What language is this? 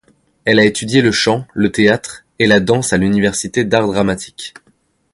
French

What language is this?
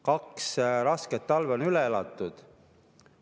Estonian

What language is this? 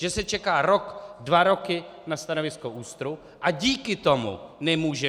Czech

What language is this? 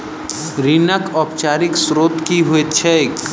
Maithili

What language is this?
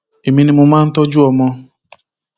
Yoruba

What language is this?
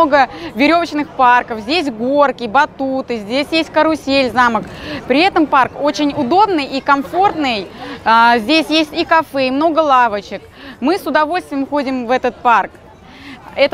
Russian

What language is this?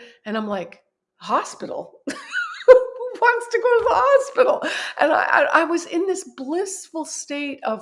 English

